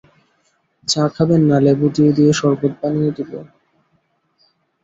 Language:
Bangla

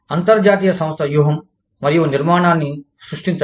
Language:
Telugu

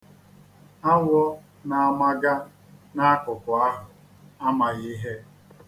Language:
Igbo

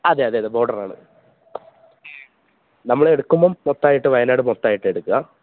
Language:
Malayalam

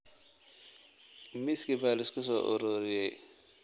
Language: Somali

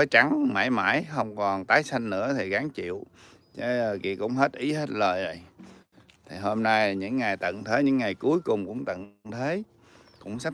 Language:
Vietnamese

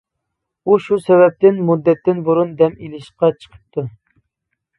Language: Uyghur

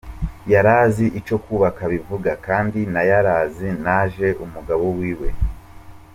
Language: Kinyarwanda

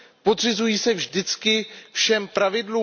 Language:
Czech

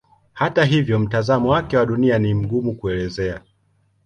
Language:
Swahili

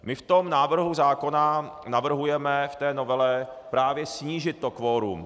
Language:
Czech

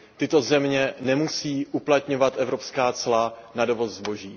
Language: Czech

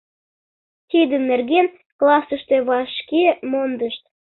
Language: Mari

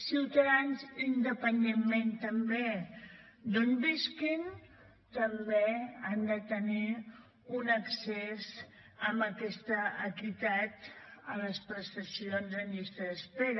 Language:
Catalan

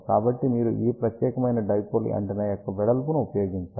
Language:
Telugu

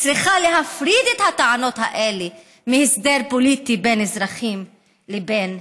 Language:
Hebrew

